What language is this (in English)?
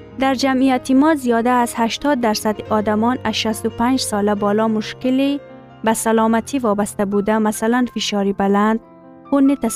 Persian